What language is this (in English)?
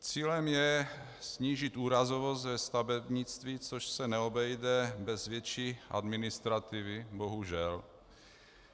Czech